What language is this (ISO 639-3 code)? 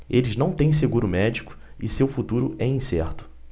por